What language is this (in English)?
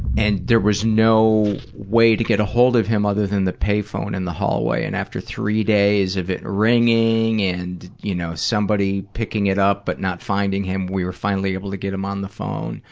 English